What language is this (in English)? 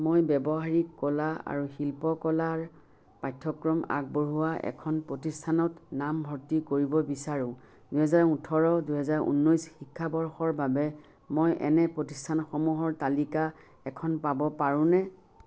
Assamese